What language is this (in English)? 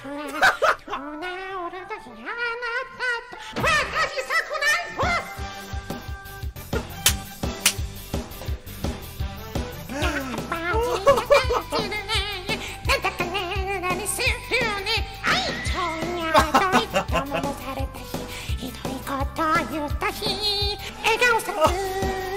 Korean